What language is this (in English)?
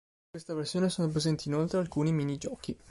Italian